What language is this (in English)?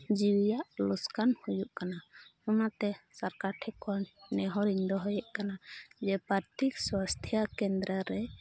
Santali